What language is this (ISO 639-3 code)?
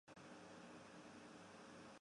zho